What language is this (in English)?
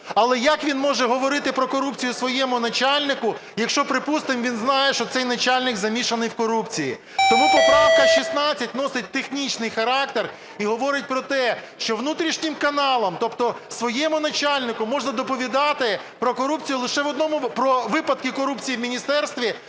Ukrainian